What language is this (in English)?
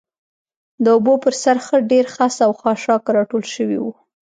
Pashto